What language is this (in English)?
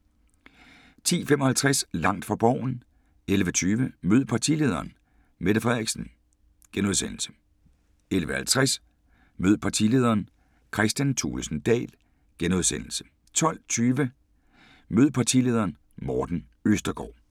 Danish